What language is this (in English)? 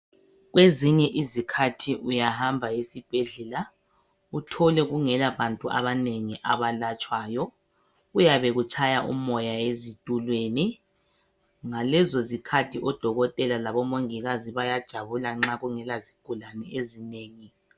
North Ndebele